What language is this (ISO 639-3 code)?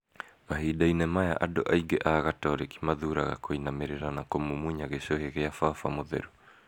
kik